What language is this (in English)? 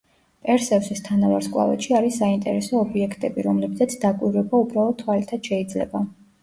Georgian